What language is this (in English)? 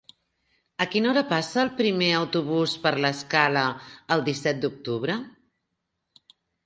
Catalan